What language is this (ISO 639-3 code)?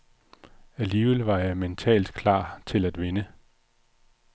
dan